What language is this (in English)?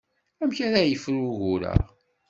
Kabyle